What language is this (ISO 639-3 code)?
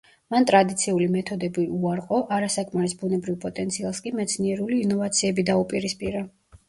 kat